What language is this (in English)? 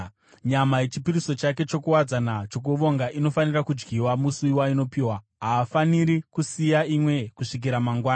Shona